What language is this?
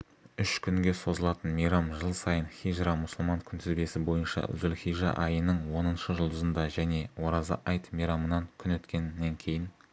Kazakh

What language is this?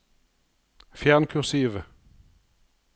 Norwegian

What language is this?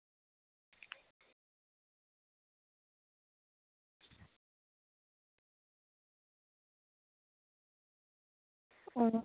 Santali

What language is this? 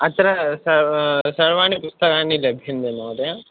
Sanskrit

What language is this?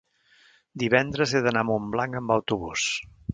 Catalan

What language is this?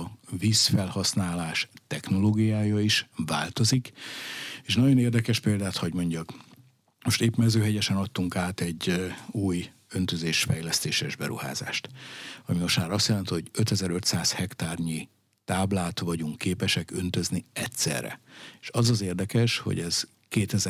Hungarian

